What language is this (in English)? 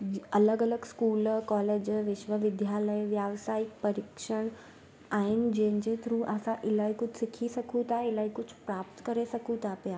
Sindhi